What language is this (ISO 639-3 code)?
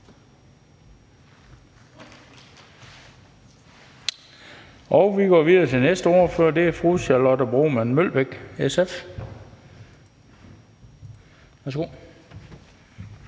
dan